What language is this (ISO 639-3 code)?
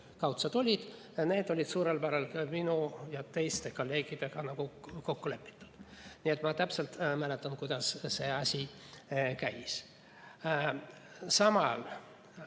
est